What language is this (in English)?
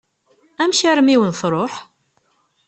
Kabyle